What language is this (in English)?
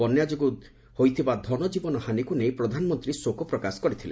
Odia